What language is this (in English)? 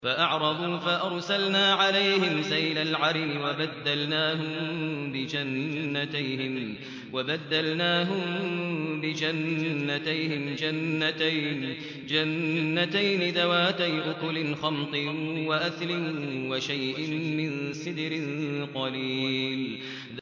Arabic